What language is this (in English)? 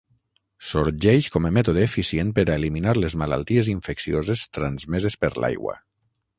Catalan